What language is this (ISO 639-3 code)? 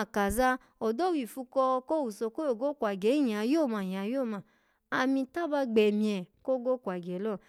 ala